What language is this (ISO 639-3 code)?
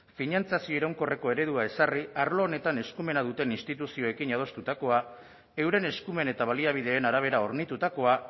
eus